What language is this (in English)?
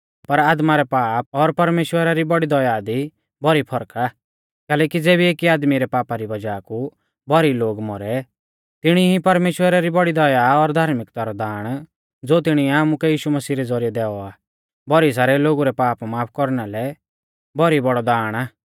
Mahasu Pahari